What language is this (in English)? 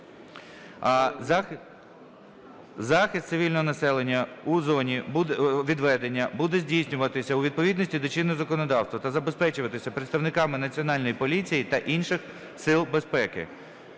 Ukrainian